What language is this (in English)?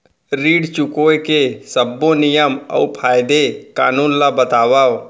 Chhattisgarhi